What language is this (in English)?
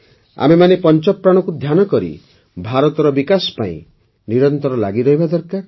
Odia